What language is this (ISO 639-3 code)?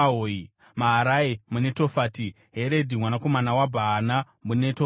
sna